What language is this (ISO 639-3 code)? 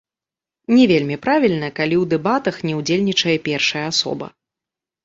bel